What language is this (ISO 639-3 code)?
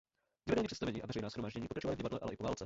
ces